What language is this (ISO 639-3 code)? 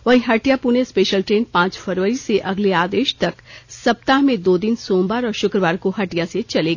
hin